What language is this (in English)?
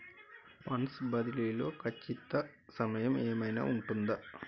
Telugu